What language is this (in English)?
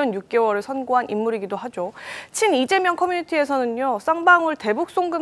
Korean